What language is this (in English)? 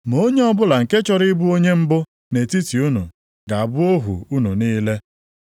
Igbo